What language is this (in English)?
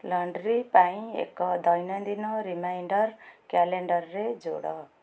Odia